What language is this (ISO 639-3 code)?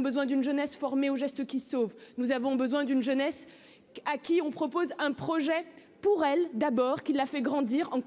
fra